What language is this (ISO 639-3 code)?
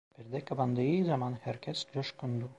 tur